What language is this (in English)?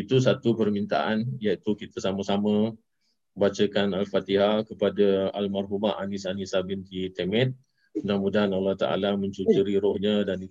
Malay